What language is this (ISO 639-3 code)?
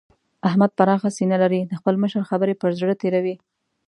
pus